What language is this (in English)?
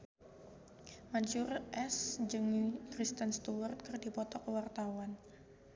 Sundanese